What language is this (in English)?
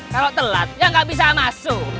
Indonesian